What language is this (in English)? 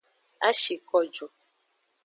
Aja (Benin)